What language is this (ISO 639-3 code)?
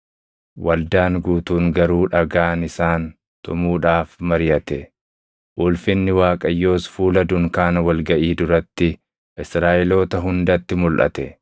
orm